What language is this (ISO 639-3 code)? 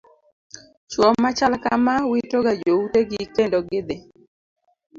luo